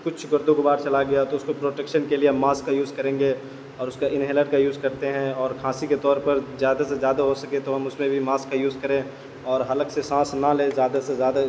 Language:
Urdu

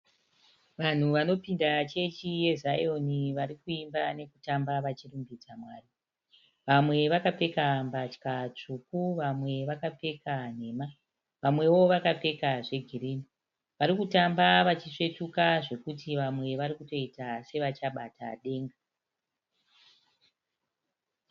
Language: Shona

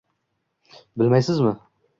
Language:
Uzbek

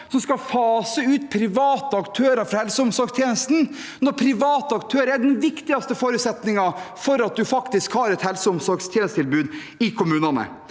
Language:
Norwegian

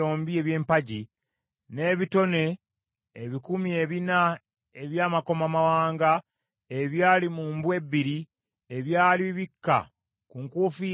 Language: Ganda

